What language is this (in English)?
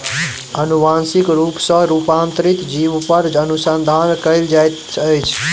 Maithili